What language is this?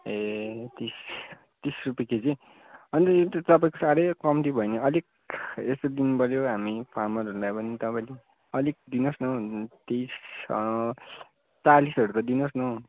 Nepali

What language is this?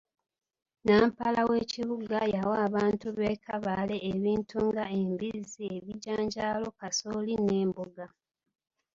Ganda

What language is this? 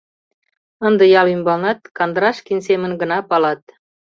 Mari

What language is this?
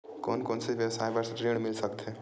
Chhattisgarhi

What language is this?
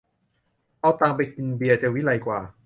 Thai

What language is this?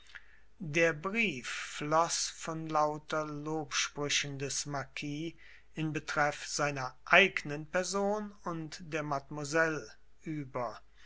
German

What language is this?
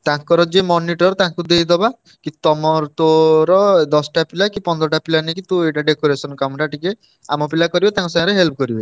Odia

